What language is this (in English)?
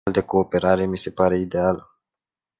Romanian